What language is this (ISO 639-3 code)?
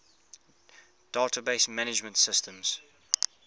eng